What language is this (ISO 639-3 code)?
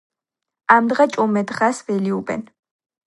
kat